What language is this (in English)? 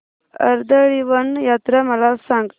Marathi